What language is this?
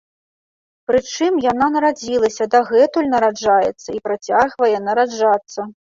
Belarusian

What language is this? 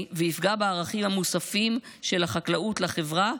Hebrew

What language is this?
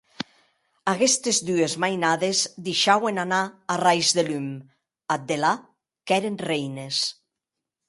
Occitan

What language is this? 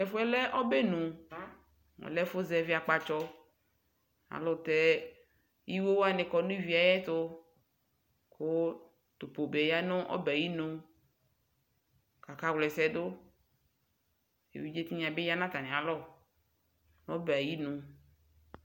Ikposo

